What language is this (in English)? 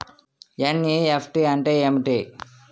Telugu